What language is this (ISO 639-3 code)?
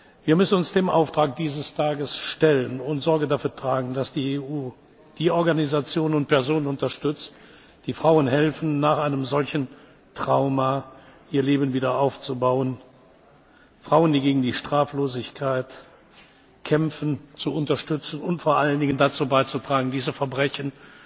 deu